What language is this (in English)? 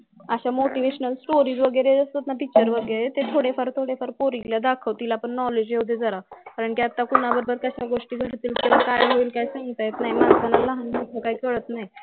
Marathi